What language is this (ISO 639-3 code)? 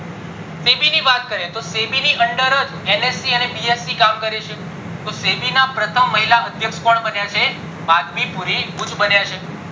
guj